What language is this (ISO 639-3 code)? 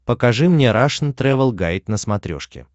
rus